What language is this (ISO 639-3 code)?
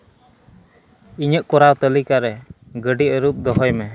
sat